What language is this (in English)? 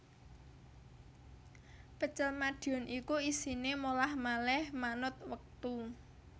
Javanese